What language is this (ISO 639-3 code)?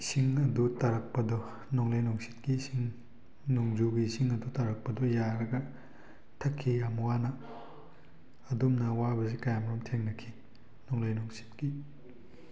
mni